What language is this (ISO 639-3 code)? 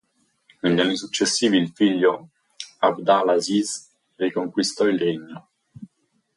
ita